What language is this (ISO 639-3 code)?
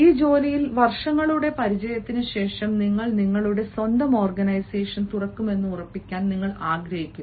mal